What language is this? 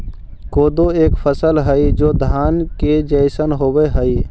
Magahi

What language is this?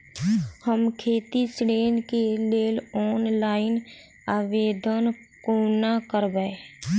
Maithili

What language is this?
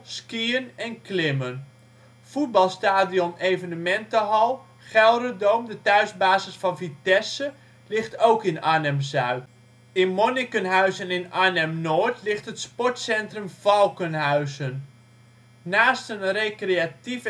Dutch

